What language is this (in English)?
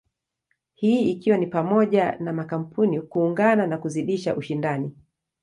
Swahili